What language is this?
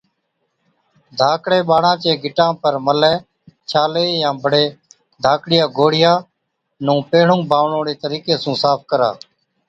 Od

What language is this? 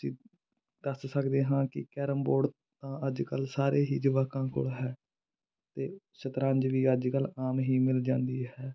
Punjabi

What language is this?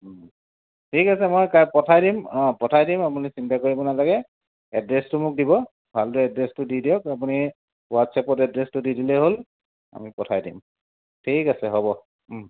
Assamese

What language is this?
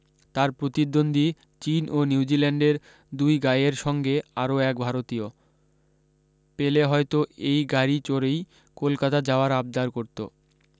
Bangla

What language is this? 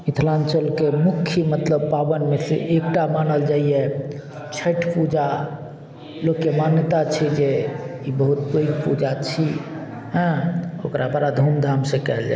Maithili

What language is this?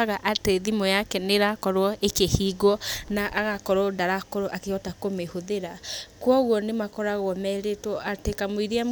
Kikuyu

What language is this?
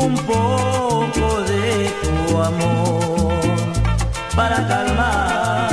Romanian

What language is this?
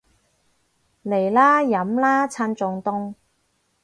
Cantonese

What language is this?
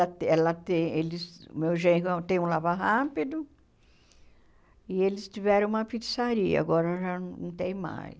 Portuguese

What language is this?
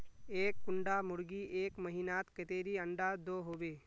Magahi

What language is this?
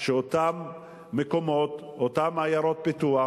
Hebrew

